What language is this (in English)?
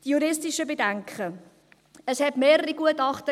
Swiss German